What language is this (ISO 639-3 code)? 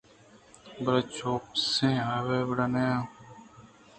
bgp